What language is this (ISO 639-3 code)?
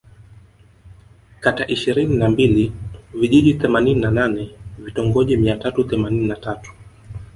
swa